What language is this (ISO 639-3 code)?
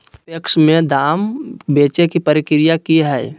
mag